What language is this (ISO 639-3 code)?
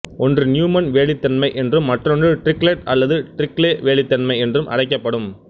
tam